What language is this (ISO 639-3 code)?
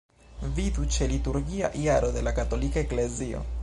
epo